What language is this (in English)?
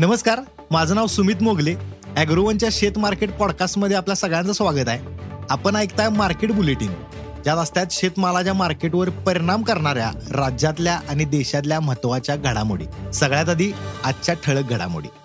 Marathi